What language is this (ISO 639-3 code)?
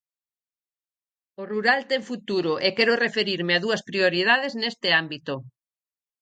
glg